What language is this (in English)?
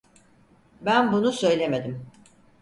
Turkish